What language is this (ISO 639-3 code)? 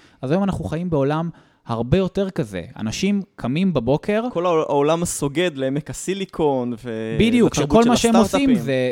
heb